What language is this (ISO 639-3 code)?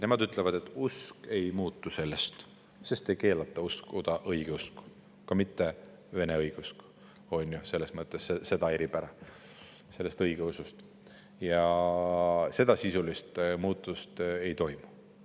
est